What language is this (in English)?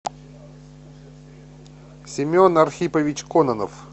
Russian